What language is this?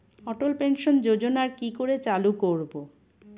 Bangla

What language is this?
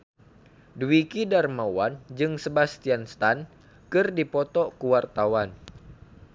Sundanese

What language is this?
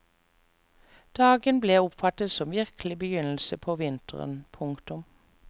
Norwegian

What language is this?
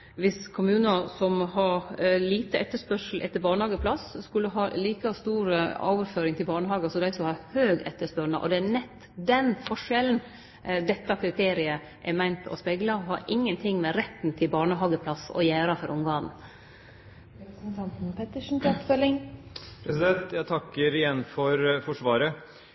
Norwegian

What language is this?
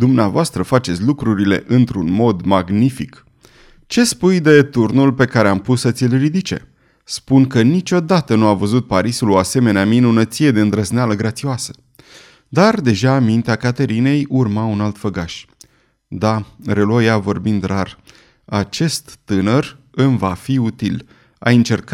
Romanian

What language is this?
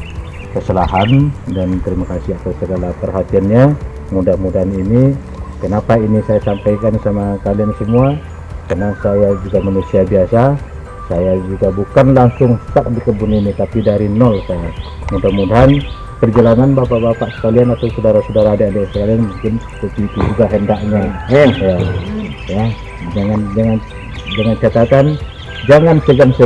Indonesian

